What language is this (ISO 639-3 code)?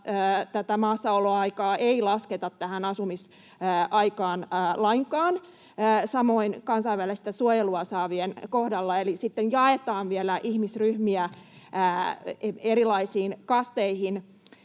fin